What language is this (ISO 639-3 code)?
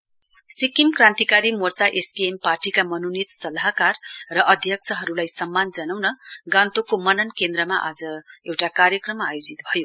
nep